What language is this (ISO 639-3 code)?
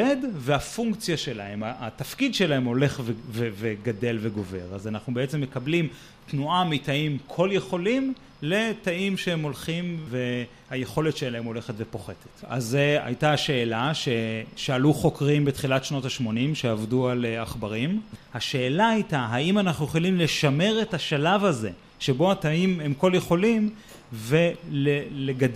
heb